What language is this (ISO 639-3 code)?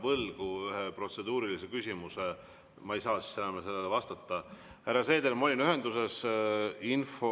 est